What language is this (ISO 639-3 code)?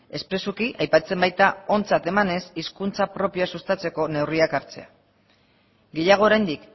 eus